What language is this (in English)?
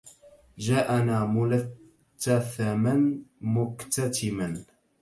Arabic